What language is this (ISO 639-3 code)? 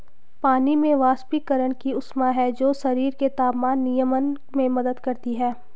hin